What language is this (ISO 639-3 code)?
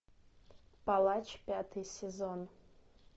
rus